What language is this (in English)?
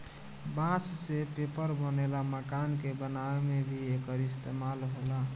Bhojpuri